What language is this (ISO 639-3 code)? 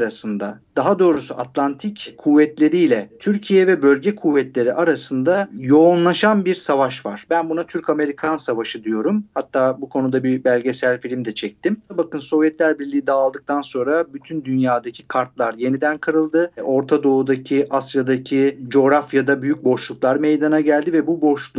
tur